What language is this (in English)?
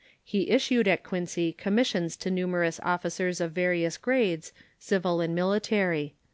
English